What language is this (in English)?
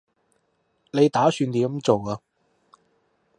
Cantonese